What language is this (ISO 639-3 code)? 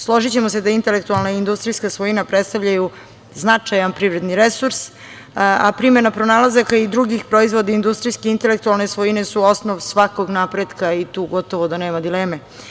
srp